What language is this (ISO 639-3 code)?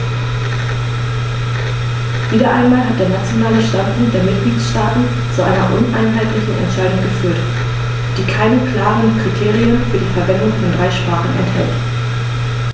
deu